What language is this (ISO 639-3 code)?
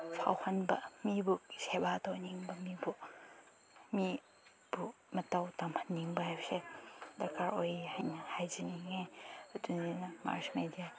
mni